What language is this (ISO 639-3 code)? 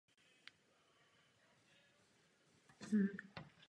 ces